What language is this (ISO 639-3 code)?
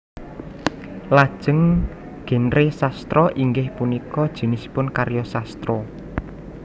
jav